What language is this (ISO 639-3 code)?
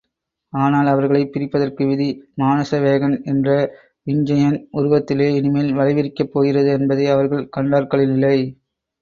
tam